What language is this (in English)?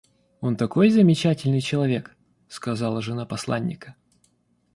Russian